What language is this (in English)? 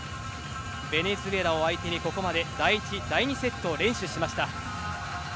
Japanese